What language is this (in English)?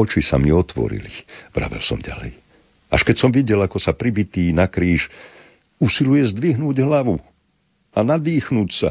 Slovak